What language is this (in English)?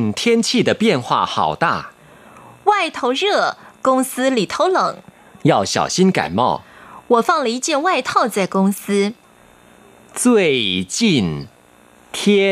Thai